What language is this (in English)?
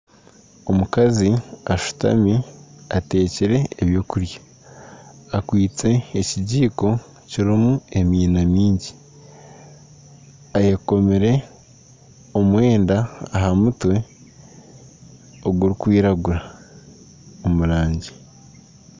Nyankole